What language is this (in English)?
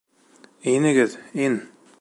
Bashkir